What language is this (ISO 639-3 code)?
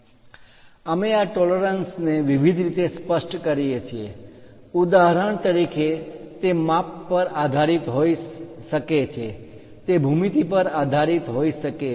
guj